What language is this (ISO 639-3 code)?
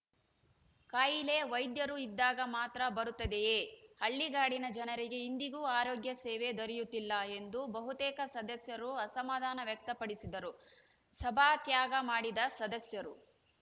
kan